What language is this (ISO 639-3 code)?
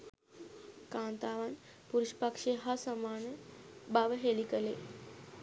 sin